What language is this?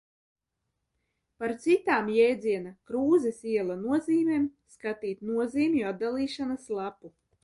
Latvian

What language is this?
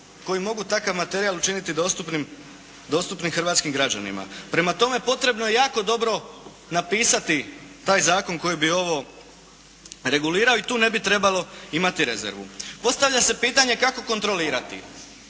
Croatian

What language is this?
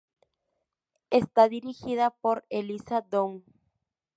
Spanish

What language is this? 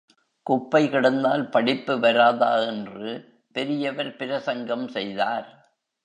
Tamil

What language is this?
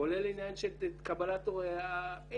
Hebrew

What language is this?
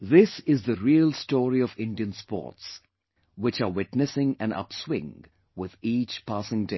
English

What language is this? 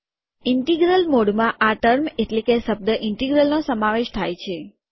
Gujarati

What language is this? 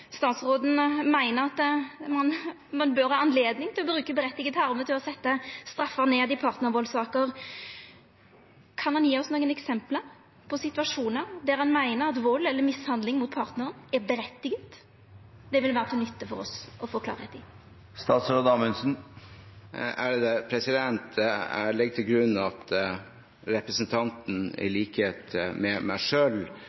Norwegian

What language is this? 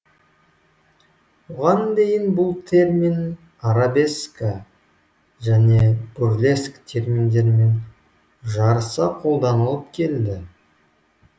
Kazakh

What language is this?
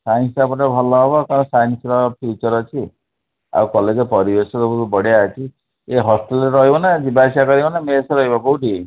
Odia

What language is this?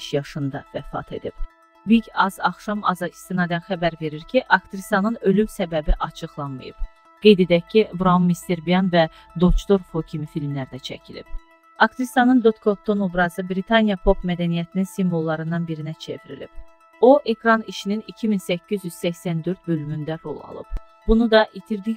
Turkish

